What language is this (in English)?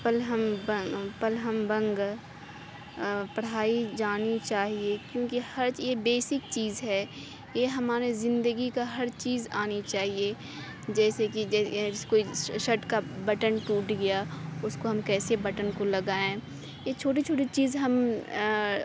Urdu